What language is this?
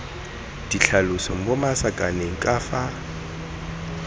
Tswana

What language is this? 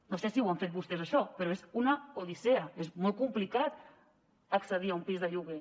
Catalan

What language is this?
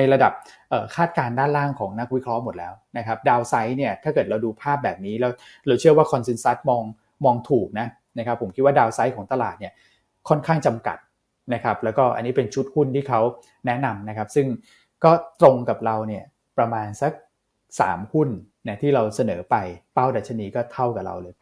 Thai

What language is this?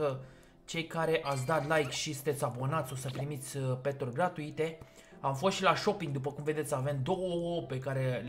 Romanian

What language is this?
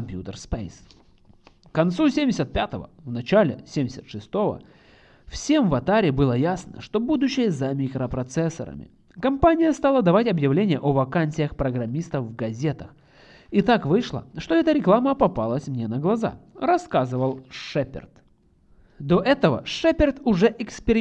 Russian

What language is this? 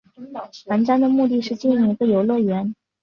Chinese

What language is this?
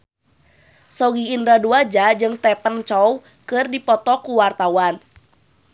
Sundanese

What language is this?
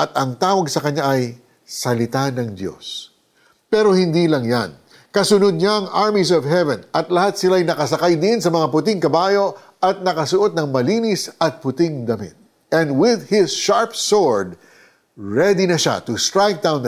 Filipino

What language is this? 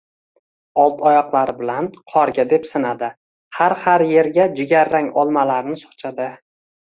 Uzbek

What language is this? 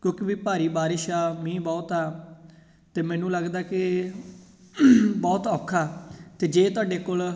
Punjabi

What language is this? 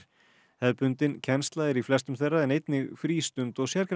Icelandic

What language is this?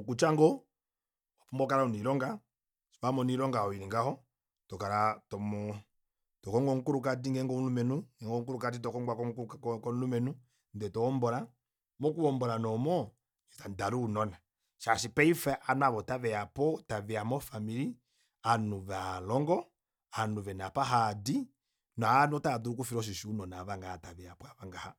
Kuanyama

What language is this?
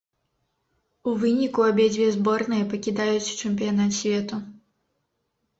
Belarusian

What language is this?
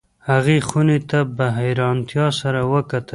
Pashto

